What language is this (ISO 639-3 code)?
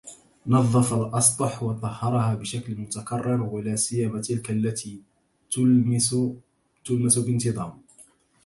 ara